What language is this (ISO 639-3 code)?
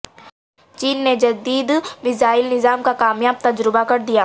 urd